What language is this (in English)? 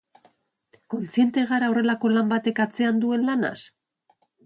Basque